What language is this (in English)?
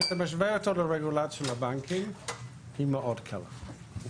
Hebrew